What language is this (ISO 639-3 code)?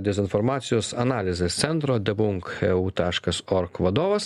lit